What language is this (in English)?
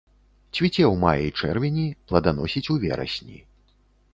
Belarusian